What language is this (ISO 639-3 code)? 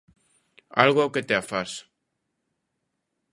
glg